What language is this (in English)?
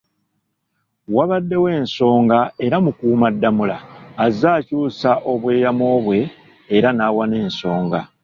Ganda